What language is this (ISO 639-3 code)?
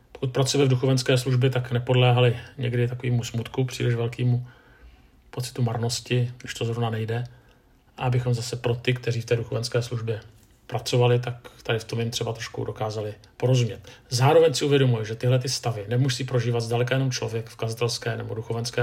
ces